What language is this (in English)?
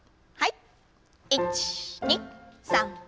Japanese